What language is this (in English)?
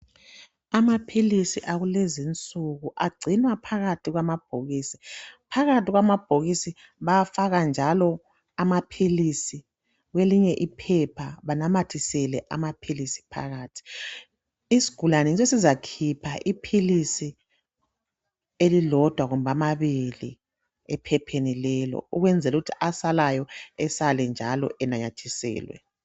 North Ndebele